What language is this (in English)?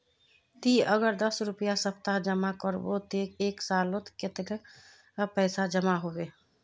Magahi